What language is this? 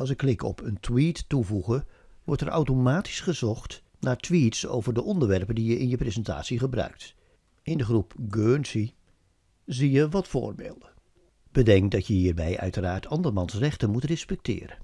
Dutch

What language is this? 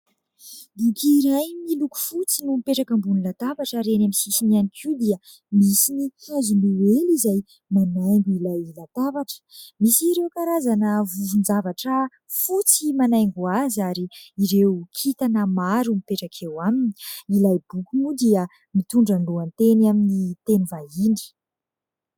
Malagasy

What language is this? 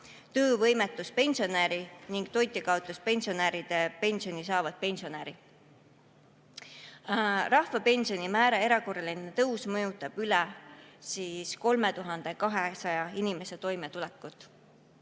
Estonian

